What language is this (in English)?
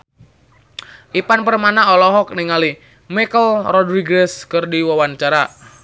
Sundanese